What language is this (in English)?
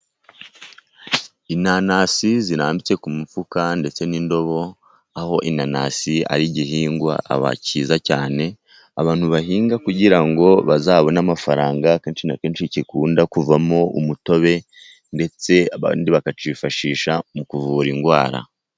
Kinyarwanda